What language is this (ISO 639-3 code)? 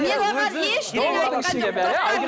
kaz